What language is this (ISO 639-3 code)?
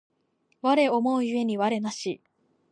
jpn